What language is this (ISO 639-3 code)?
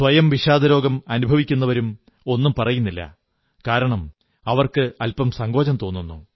mal